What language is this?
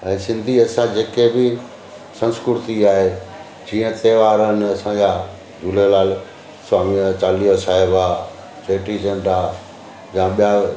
Sindhi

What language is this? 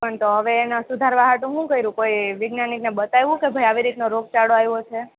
Gujarati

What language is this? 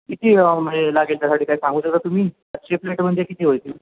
Marathi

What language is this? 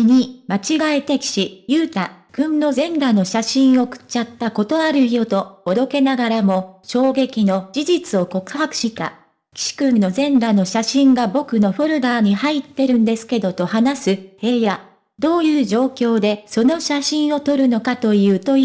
Japanese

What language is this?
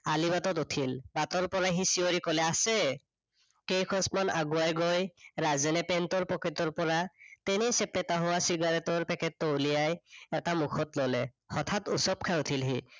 Assamese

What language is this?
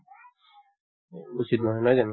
Assamese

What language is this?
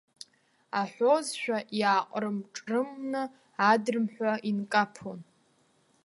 Abkhazian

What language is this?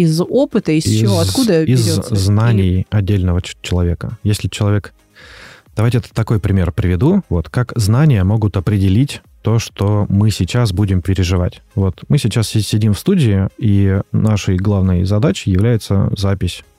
Russian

